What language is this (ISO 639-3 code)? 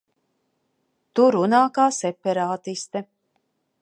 lav